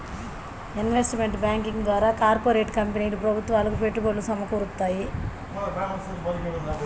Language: Telugu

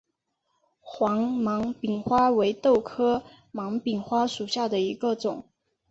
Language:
Chinese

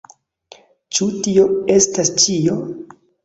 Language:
Esperanto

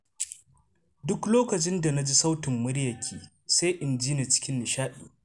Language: Hausa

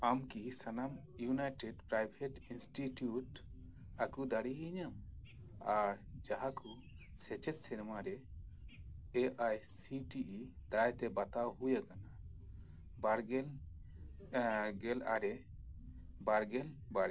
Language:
Santali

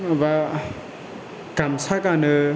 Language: Bodo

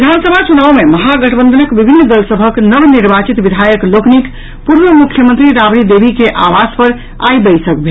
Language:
Maithili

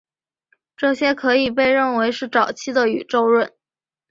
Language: Chinese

